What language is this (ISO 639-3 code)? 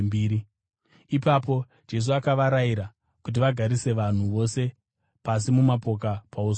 sna